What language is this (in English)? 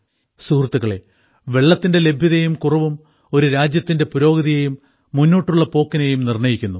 Malayalam